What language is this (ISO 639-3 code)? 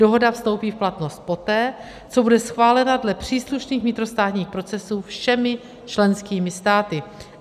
ces